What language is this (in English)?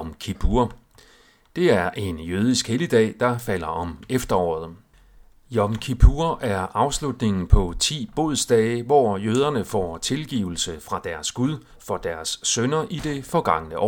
Danish